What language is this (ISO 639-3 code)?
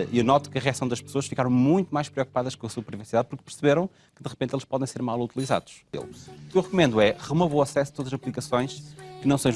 por